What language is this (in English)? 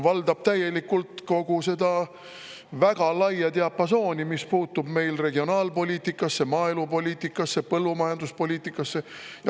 Estonian